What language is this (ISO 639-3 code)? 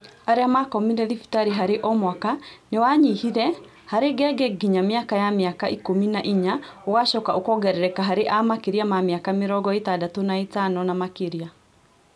kik